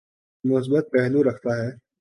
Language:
Urdu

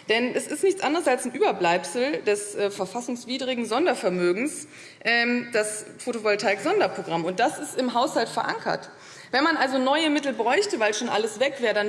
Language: German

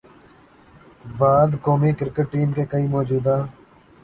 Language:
Urdu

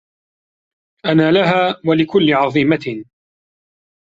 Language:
Arabic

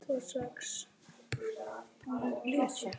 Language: Icelandic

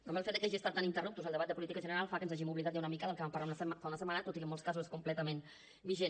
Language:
Catalan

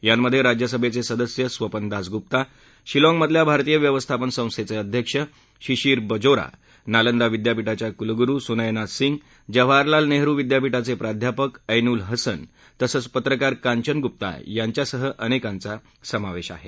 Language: Marathi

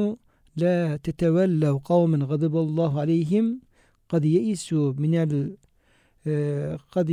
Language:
Turkish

